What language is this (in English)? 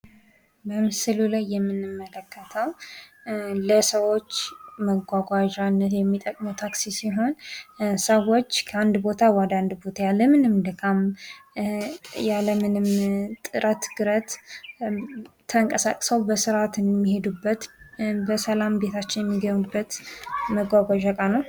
Amharic